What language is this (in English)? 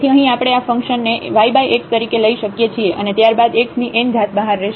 Gujarati